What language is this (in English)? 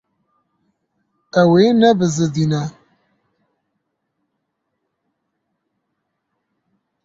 Kurdish